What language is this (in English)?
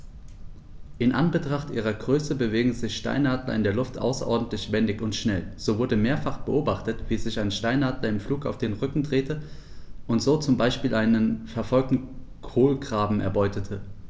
German